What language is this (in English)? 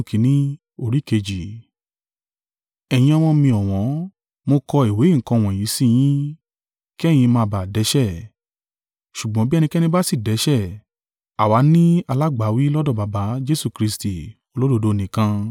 Yoruba